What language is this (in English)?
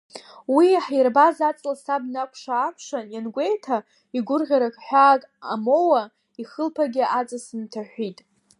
Abkhazian